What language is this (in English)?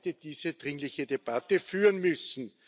German